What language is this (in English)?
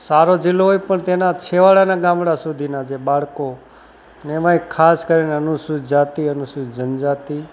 Gujarati